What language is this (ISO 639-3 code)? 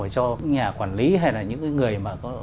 vie